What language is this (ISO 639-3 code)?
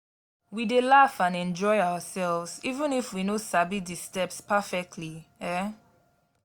pcm